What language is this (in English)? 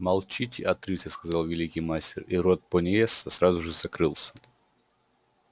Russian